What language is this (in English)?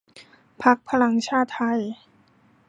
Thai